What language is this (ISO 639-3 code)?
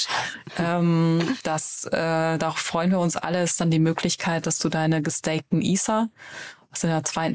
deu